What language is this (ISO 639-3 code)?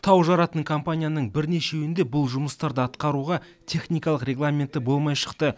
kaz